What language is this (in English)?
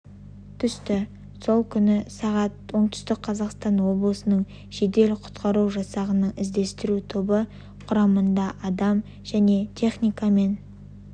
Kazakh